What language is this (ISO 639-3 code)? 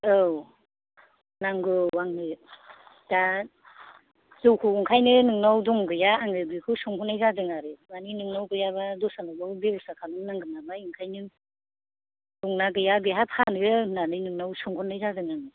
brx